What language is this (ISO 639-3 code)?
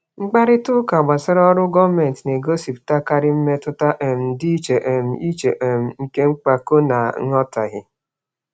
ibo